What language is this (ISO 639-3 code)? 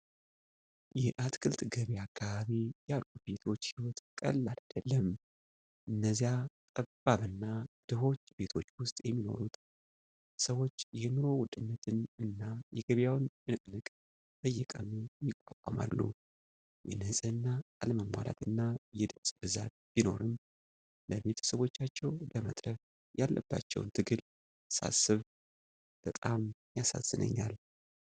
amh